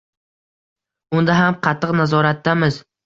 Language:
Uzbek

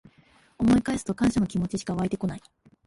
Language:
Japanese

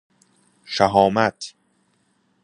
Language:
Persian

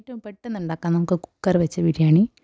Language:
Malayalam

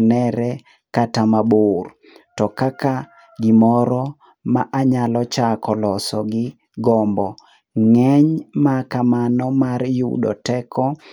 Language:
Luo (Kenya and Tanzania)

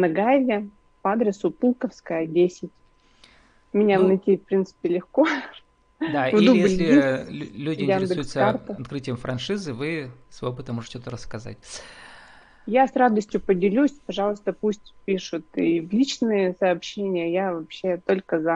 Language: Russian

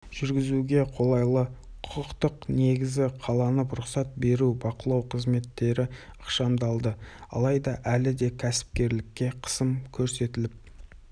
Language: Kazakh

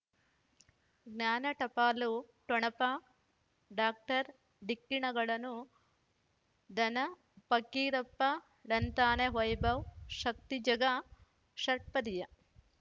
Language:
Kannada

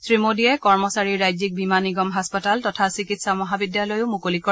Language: Assamese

